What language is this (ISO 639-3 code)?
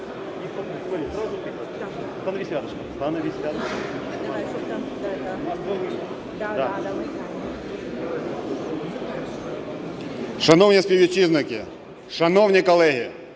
ukr